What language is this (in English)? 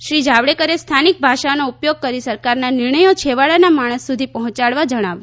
Gujarati